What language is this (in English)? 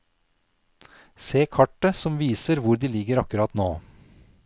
Norwegian